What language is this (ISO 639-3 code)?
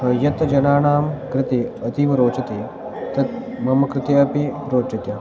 san